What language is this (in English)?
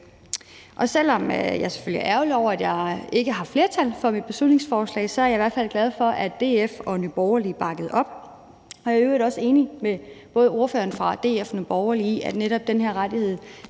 Danish